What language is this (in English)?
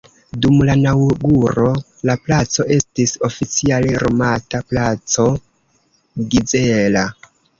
Esperanto